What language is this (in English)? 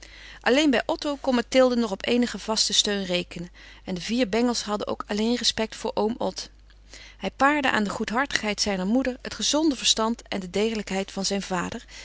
Dutch